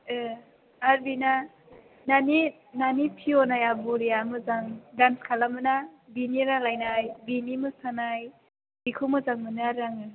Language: Bodo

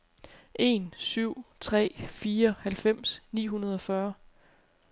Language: Danish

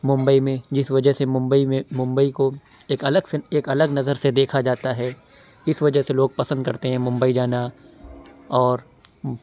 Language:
Urdu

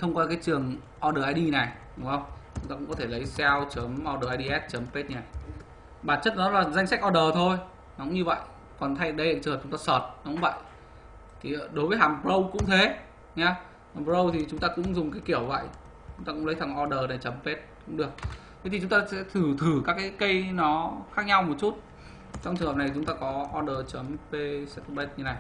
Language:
Vietnamese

